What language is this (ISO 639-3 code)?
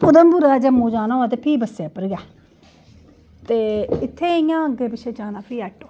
doi